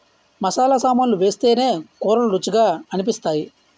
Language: Telugu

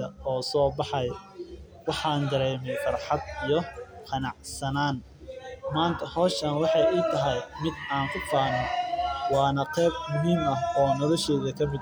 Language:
Somali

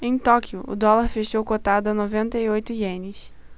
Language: Portuguese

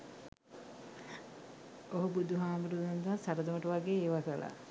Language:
Sinhala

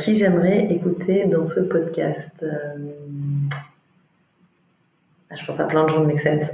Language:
French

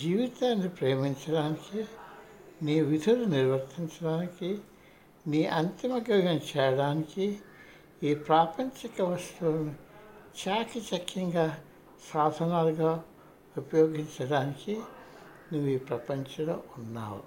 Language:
Telugu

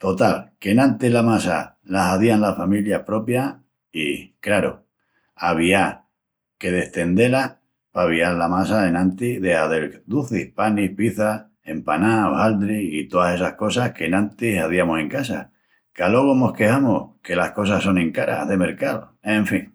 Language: Extremaduran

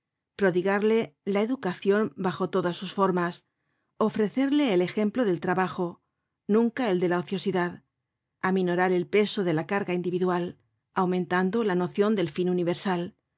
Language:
Spanish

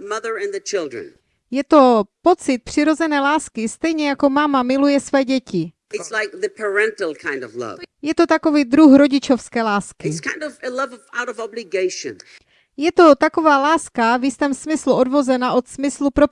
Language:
Czech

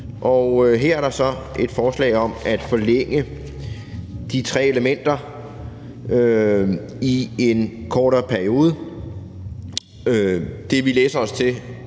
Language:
Danish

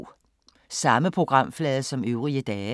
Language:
Danish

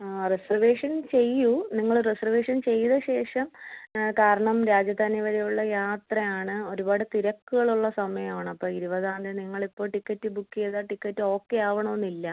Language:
Malayalam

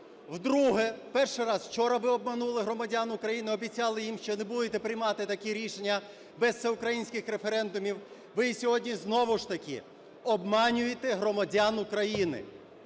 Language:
Ukrainian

